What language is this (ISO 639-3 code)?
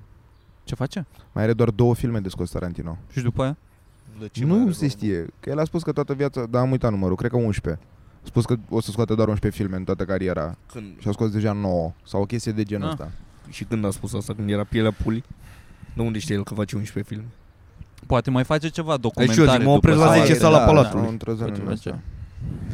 ron